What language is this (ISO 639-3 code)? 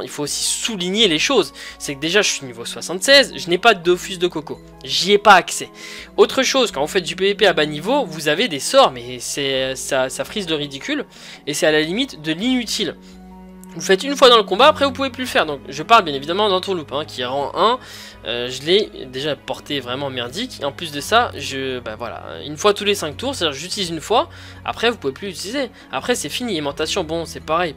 fra